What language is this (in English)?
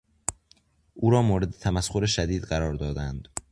Persian